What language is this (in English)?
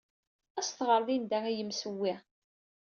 Kabyle